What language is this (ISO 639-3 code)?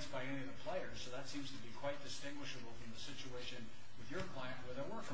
eng